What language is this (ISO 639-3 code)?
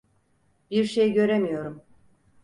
tur